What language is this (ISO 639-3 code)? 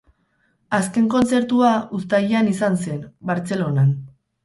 eus